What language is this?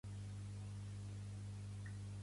Catalan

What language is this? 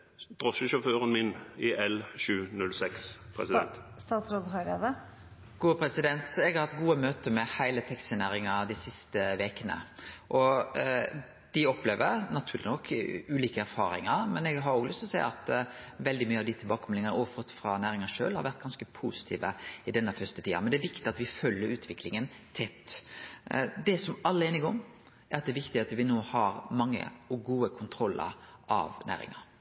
Norwegian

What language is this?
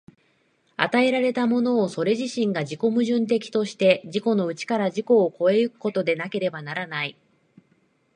Japanese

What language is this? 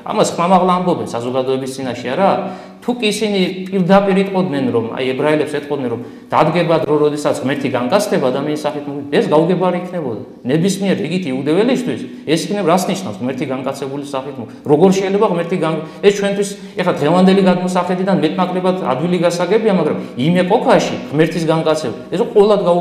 Romanian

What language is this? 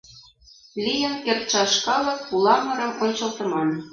Mari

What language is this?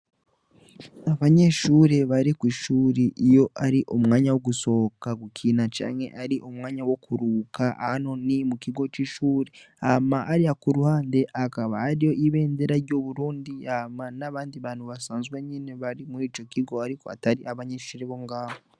Rundi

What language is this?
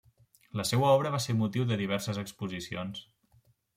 Catalan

